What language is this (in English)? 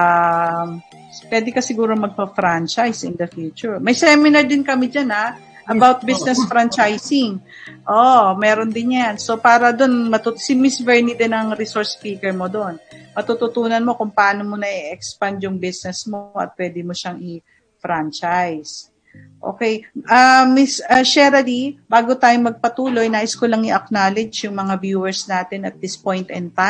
Filipino